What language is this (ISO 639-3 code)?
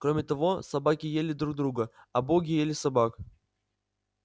rus